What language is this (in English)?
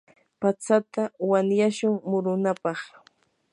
Yanahuanca Pasco Quechua